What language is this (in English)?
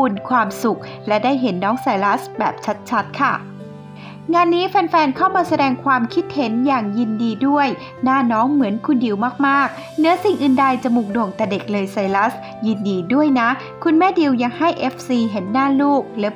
Thai